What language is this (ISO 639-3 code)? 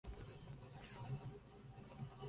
spa